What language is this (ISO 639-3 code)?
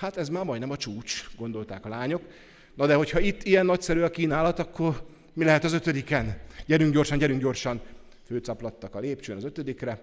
hun